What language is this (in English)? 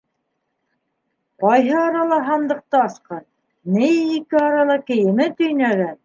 Bashkir